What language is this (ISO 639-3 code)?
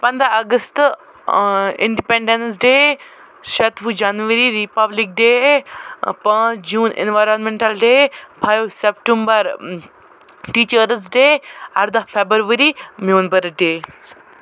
kas